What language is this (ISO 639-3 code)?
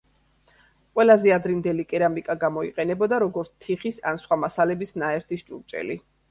kat